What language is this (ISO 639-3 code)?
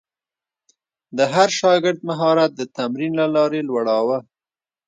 pus